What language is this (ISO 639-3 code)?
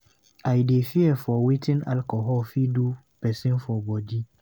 pcm